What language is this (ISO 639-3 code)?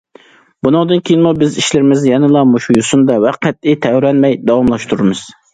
uig